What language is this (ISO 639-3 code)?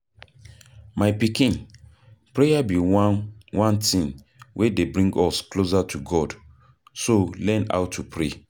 pcm